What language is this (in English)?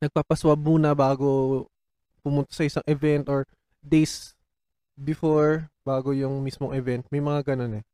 Filipino